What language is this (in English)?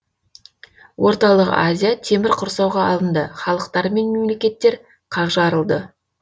Kazakh